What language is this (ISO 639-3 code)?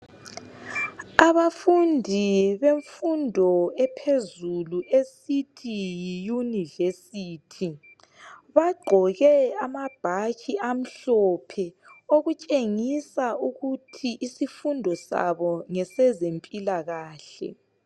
nde